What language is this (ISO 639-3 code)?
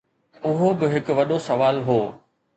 snd